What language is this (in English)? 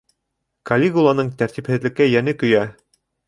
Bashkir